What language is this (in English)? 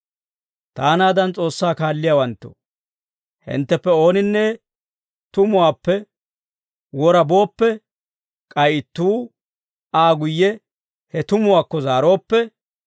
Dawro